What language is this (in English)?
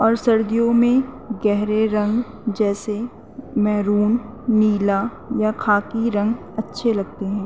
Urdu